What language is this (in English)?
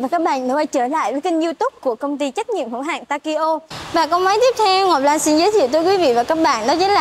Vietnamese